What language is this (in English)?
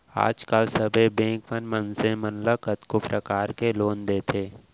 Chhattisgarhi